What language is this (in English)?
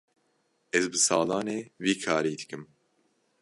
Kurdish